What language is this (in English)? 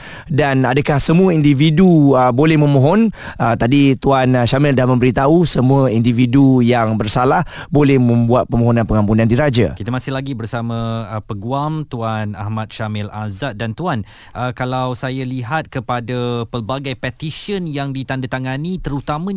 Malay